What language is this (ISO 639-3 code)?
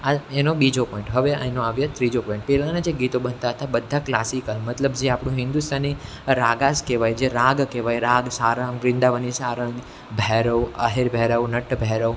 guj